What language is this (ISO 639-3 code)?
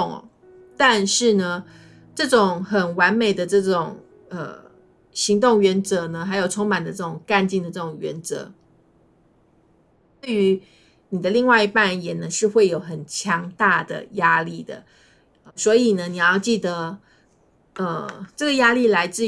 zho